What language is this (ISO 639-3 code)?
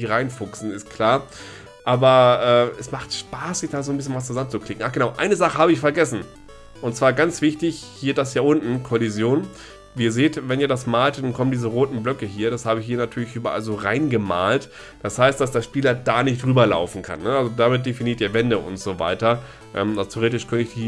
deu